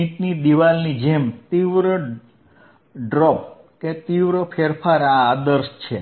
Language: Gujarati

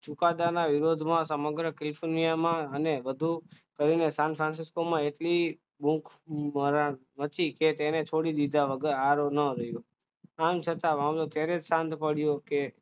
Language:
Gujarati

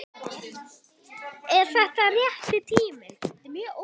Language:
Icelandic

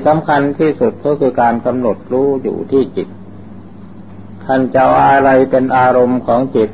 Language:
Thai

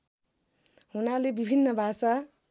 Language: Nepali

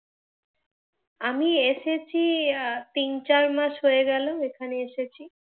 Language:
Bangla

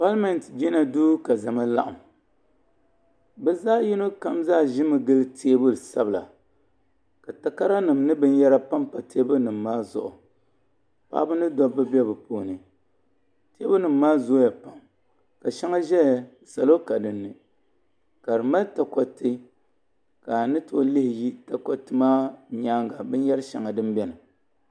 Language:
Dagbani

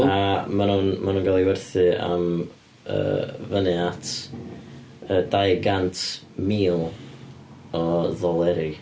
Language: Welsh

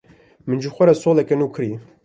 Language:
Kurdish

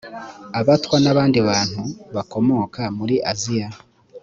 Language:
Kinyarwanda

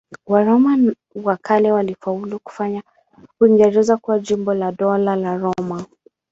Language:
Swahili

